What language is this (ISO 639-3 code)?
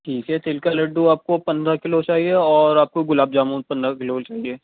urd